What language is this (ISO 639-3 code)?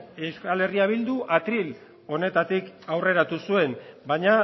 eus